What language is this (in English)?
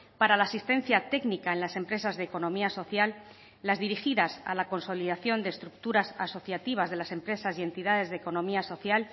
Spanish